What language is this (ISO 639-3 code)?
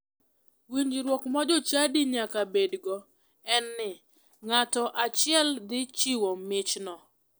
luo